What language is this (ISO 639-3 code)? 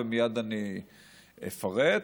heb